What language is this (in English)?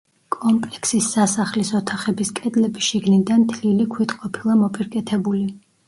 Georgian